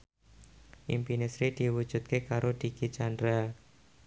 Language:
Javanese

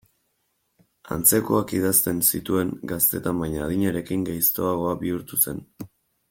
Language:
Basque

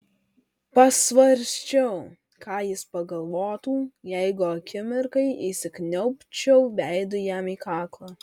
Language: Lithuanian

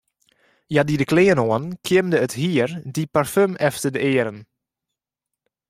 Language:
Western Frisian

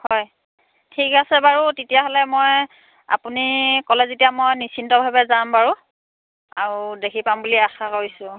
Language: Assamese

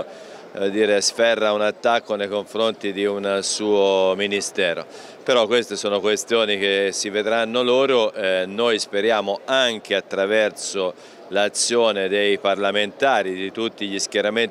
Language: Italian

